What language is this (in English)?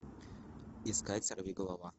Russian